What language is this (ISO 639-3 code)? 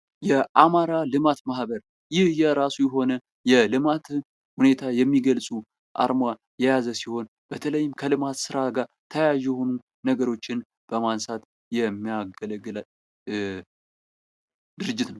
amh